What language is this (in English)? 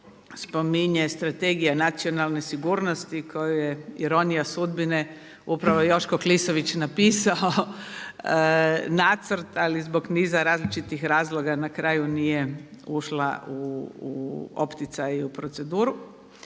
Croatian